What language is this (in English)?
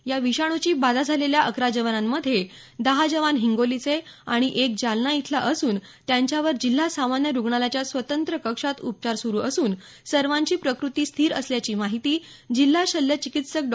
Marathi